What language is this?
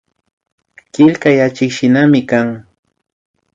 Imbabura Highland Quichua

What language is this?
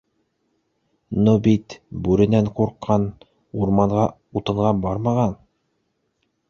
Bashkir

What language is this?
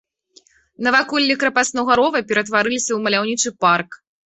Belarusian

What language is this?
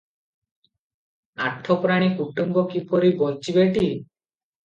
Odia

